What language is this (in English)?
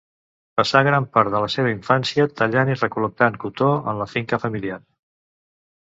Catalan